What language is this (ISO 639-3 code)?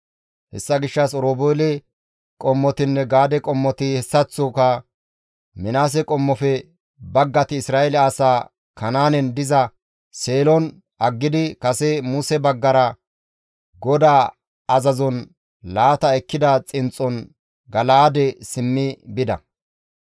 gmv